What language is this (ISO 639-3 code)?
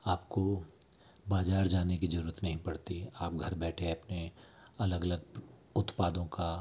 hin